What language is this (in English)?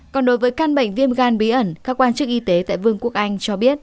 Vietnamese